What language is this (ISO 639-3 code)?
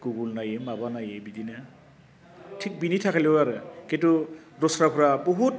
brx